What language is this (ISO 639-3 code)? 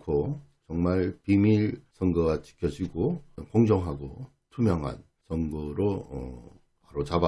kor